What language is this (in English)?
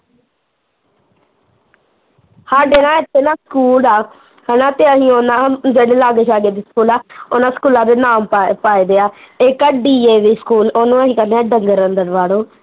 Punjabi